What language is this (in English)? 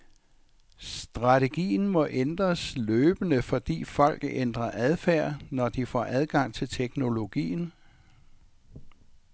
Danish